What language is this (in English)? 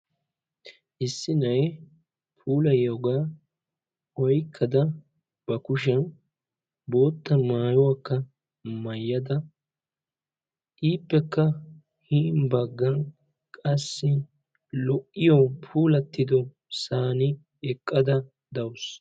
Wolaytta